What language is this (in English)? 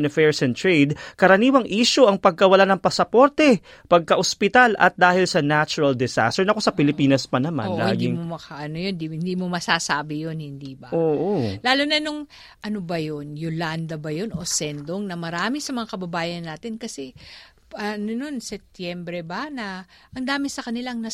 Filipino